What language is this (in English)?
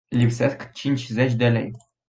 Romanian